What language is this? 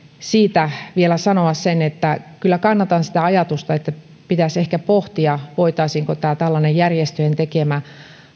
Finnish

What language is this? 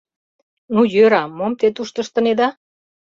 Mari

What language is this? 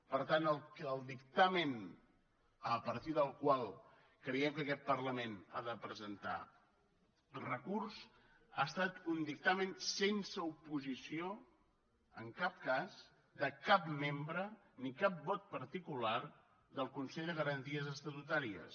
Catalan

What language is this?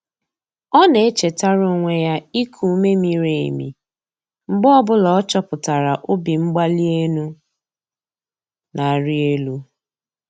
Igbo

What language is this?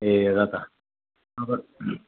Nepali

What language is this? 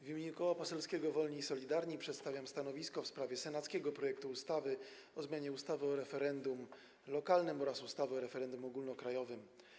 Polish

